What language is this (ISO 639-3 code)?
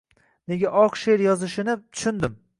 uzb